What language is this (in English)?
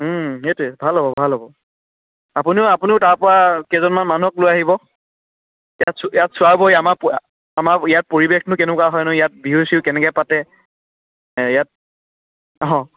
Assamese